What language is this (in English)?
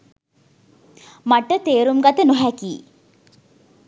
Sinhala